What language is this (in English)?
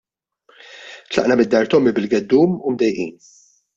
Maltese